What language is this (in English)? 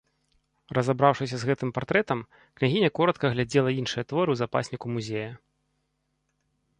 Belarusian